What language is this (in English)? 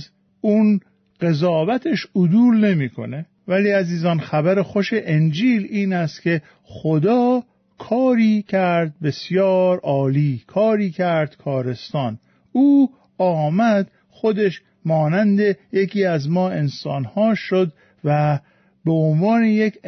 Persian